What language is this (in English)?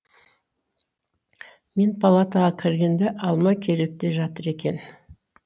Kazakh